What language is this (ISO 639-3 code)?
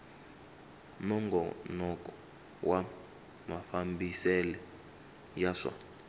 tso